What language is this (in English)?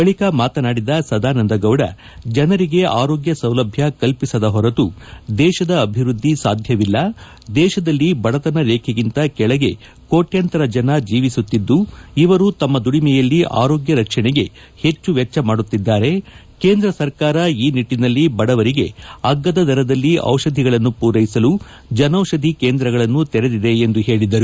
Kannada